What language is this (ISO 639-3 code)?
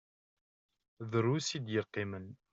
kab